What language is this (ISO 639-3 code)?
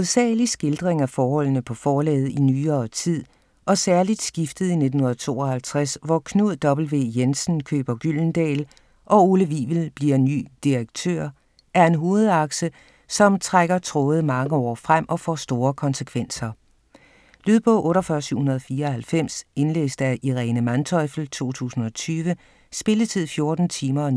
dan